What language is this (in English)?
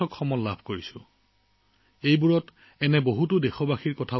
Assamese